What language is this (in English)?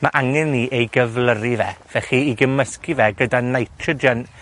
Welsh